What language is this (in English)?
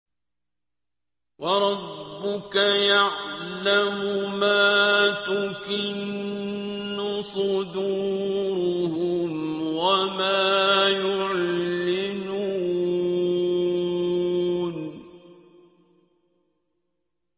Arabic